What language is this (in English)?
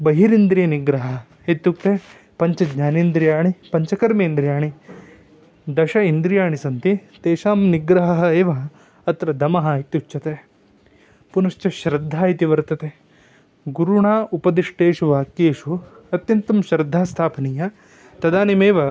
Sanskrit